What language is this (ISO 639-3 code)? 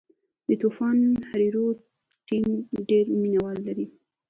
pus